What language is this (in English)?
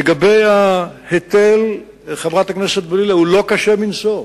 Hebrew